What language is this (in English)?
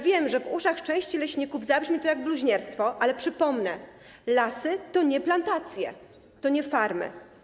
Polish